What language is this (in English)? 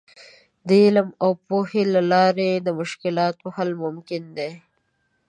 Pashto